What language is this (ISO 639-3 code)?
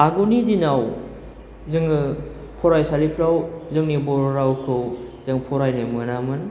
brx